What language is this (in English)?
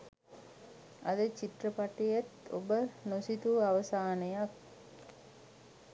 Sinhala